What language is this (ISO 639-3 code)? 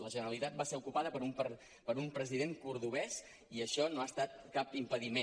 cat